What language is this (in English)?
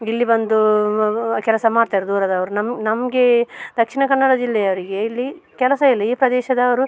Kannada